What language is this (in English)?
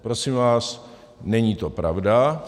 Czech